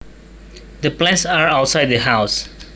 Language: Javanese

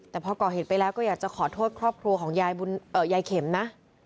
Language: Thai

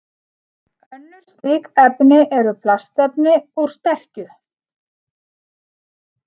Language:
Icelandic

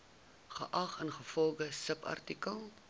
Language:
Afrikaans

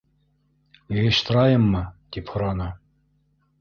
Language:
Bashkir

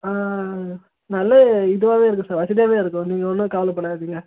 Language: Tamil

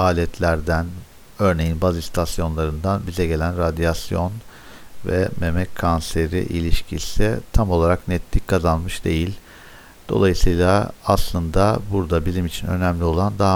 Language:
Turkish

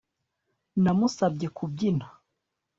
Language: Kinyarwanda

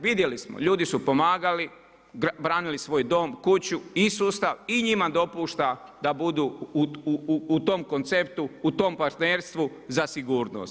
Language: Croatian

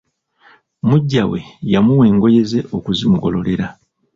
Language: Ganda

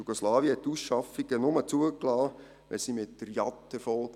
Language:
Swiss German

